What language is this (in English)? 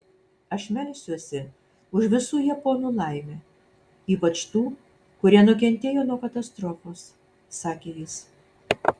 Lithuanian